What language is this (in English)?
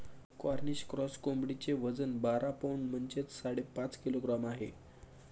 Marathi